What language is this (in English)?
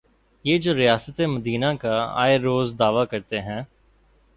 Urdu